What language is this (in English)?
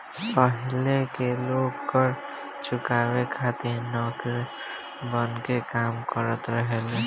Bhojpuri